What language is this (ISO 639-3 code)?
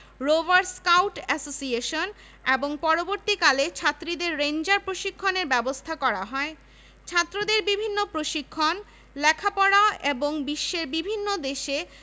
ben